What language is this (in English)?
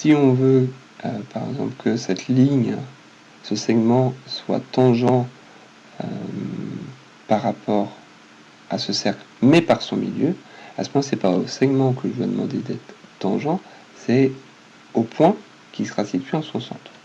French